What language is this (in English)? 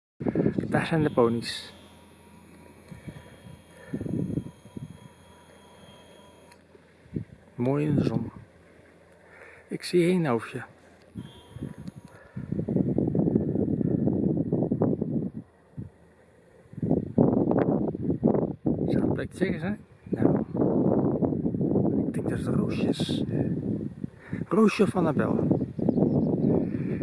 Dutch